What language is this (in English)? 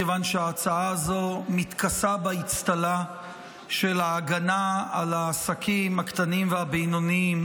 Hebrew